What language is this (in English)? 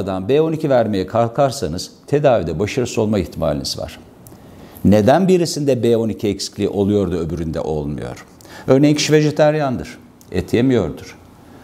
Turkish